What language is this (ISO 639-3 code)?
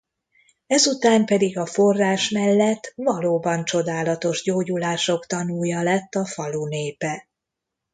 hun